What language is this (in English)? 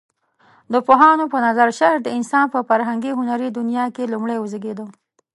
Pashto